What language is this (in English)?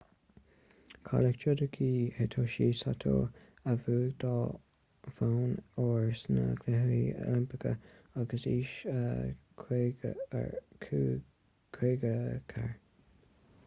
Irish